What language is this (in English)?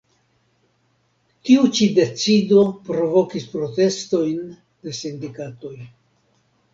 Esperanto